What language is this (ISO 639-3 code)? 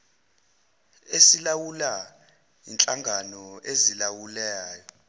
zul